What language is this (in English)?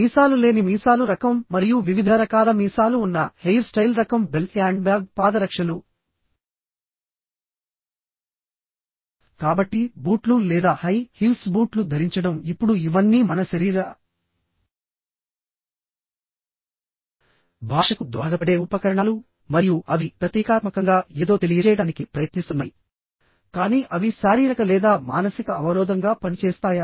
Telugu